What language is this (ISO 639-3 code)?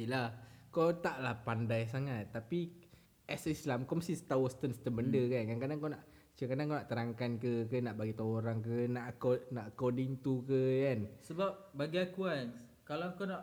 msa